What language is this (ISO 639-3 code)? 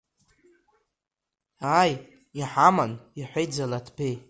abk